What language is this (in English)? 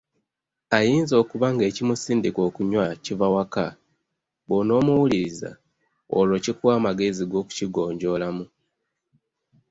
Ganda